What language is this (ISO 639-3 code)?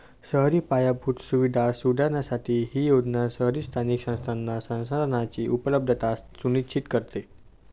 mar